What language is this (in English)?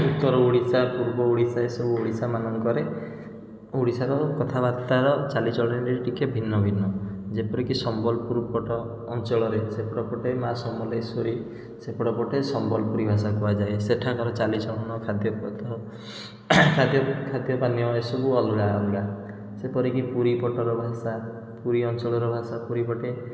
Odia